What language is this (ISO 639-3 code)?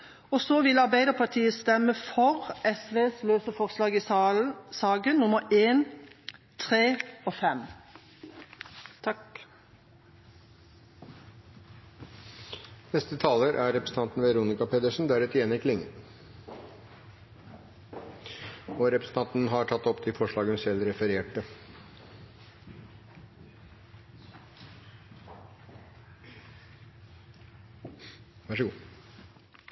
nob